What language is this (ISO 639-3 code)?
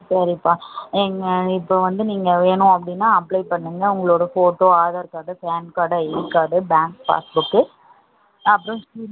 tam